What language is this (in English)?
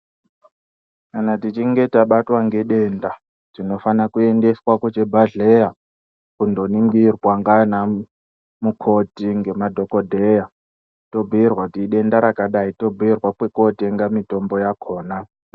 Ndau